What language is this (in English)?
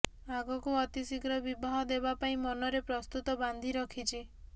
Odia